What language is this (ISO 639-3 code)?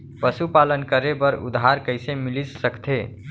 hne